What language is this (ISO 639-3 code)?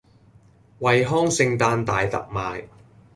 yue